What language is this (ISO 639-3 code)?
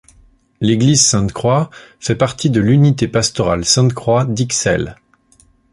fra